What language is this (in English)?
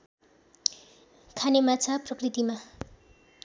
Nepali